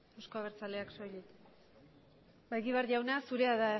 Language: Basque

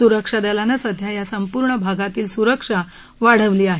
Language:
Marathi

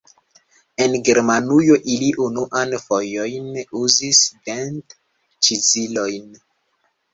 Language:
Esperanto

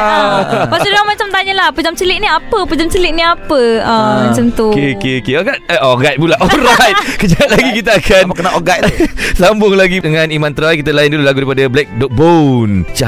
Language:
Malay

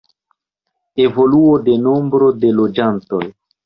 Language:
Esperanto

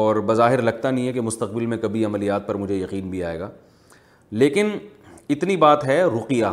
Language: Urdu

